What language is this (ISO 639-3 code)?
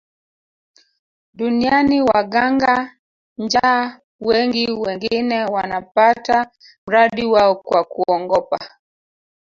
swa